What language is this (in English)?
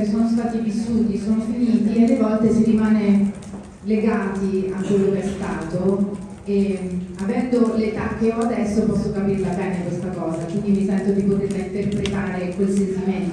Italian